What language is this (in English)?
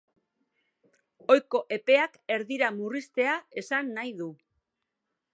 Basque